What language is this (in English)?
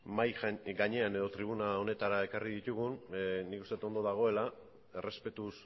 Basque